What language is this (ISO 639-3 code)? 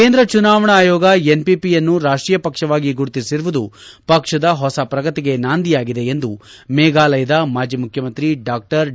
kan